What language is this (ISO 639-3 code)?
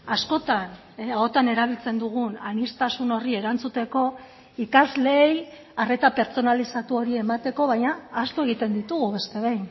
eus